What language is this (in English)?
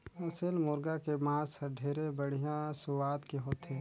Chhattisgarhi